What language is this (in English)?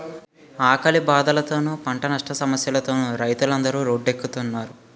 Telugu